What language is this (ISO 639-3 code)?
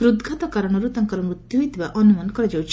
ori